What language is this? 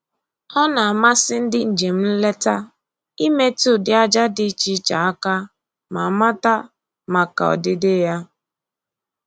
Igbo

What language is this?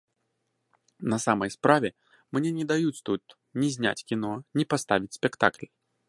Belarusian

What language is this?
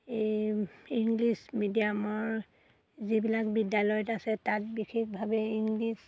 Assamese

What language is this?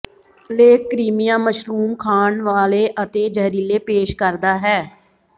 Punjabi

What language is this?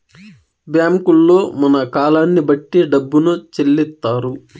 Telugu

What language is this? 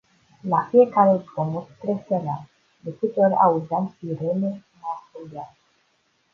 Romanian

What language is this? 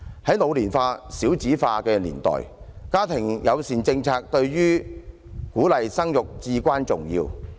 Cantonese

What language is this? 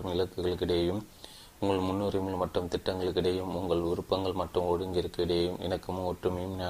Tamil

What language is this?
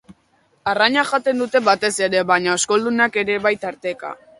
Basque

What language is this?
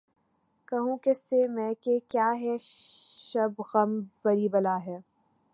Urdu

